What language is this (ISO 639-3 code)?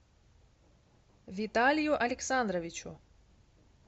rus